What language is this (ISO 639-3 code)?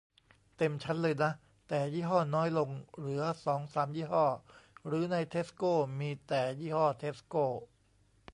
tha